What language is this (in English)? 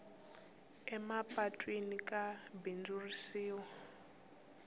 Tsonga